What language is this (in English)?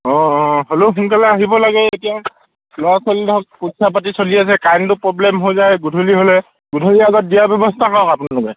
Assamese